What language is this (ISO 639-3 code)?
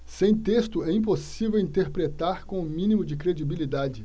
por